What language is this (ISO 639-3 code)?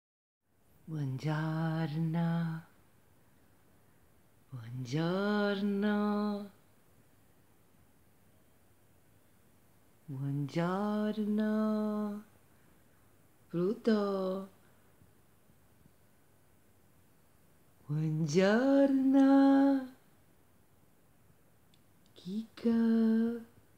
eng